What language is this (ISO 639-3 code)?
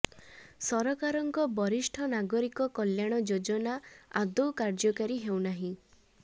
ori